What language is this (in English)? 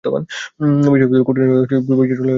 Bangla